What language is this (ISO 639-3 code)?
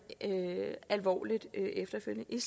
dan